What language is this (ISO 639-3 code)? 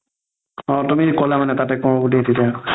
asm